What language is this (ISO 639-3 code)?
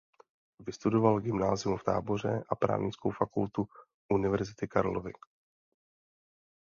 ces